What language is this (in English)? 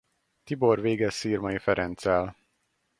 Hungarian